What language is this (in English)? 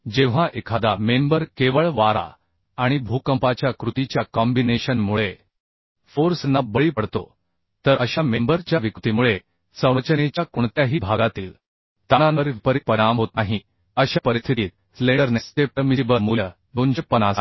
Marathi